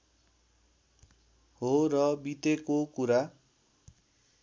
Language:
Nepali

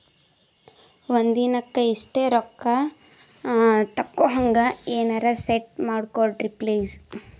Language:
Kannada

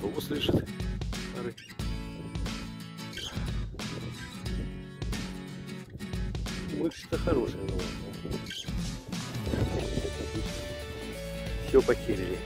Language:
Russian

